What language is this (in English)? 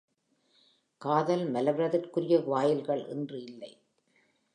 Tamil